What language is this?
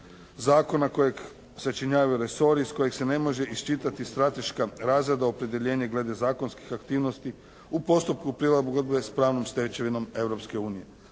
Croatian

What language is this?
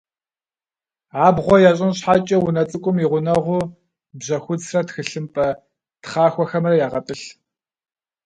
Kabardian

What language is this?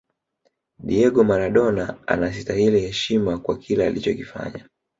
Swahili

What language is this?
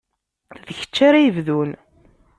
Kabyle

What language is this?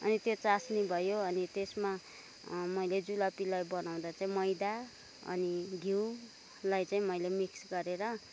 Nepali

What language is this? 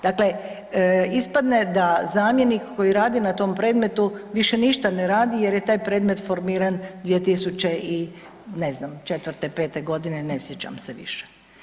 Croatian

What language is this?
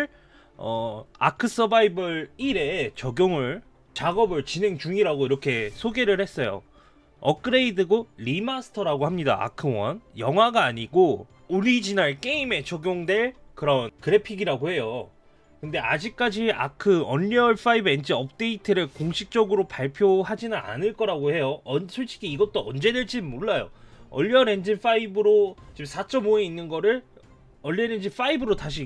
Korean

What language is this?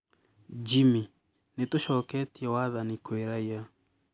Kikuyu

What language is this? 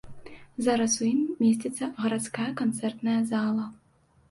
Belarusian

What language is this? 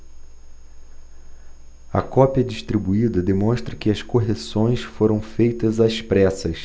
Portuguese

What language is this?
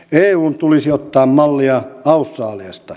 Finnish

